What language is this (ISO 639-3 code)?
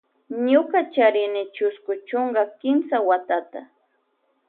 qvj